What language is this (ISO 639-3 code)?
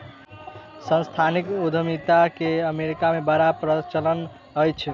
mai